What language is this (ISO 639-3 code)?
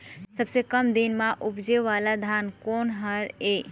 hne